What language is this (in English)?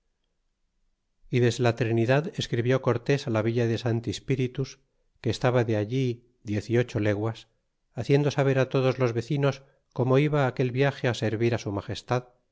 Spanish